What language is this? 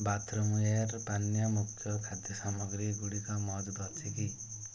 Odia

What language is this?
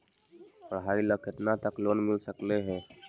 Magahi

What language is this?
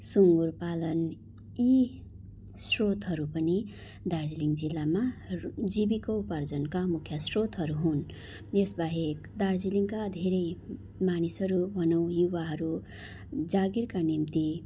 Nepali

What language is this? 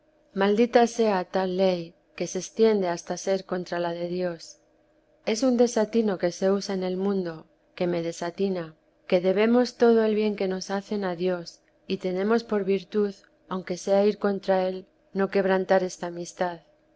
Spanish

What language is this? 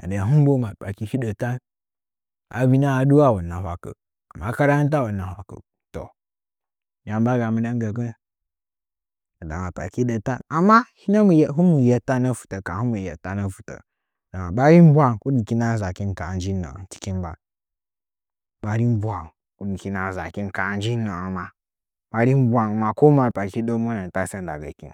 Nzanyi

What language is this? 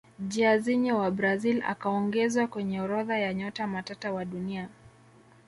Swahili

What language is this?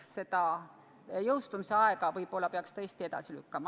Estonian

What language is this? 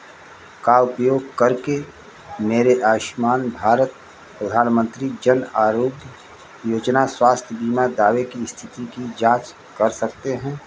Hindi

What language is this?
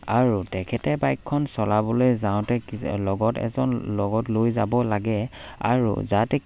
Assamese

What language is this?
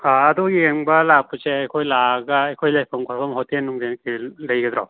Manipuri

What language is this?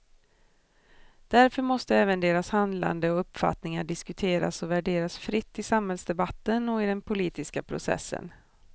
Swedish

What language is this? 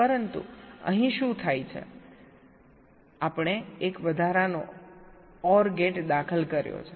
Gujarati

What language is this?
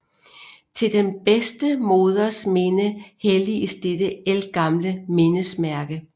Danish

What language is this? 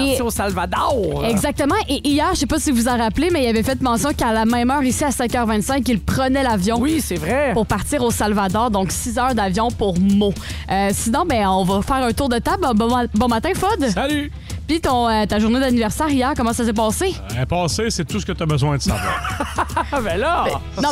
French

